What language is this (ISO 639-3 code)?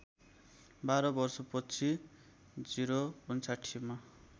nep